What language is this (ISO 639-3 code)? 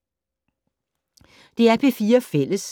dan